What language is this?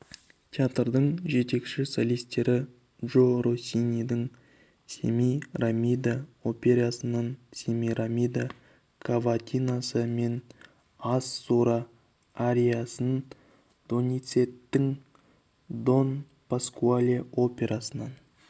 Kazakh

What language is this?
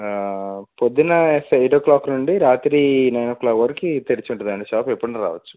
Telugu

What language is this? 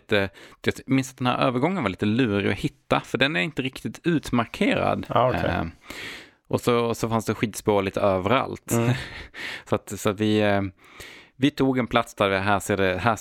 Swedish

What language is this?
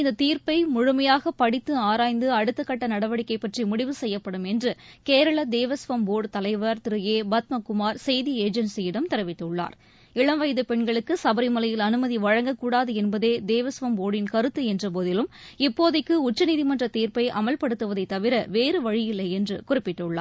Tamil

